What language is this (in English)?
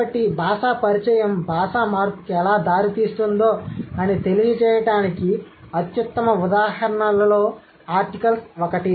Telugu